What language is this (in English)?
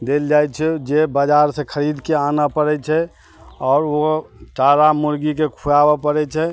Maithili